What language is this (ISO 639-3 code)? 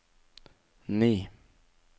nor